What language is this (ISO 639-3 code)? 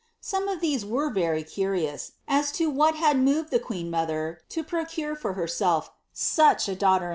eng